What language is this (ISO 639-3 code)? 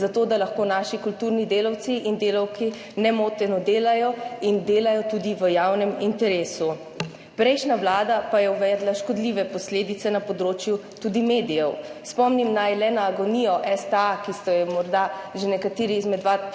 slv